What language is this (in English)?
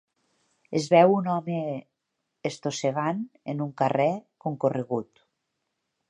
Catalan